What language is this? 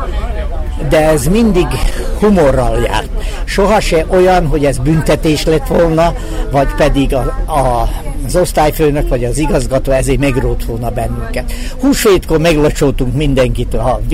Hungarian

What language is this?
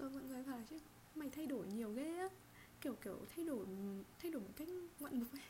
Vietnamese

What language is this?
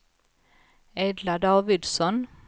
Swedish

